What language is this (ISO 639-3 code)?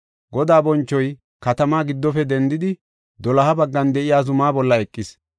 gof